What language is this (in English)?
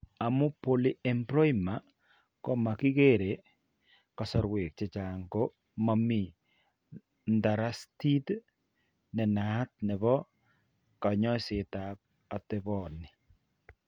Kalenjin